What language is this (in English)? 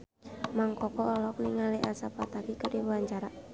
Sundanese